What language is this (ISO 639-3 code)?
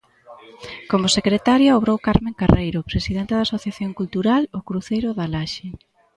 glg